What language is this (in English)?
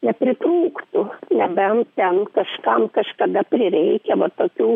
Lithuanian